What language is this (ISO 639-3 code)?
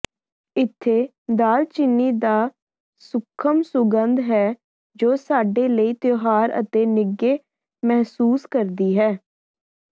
pan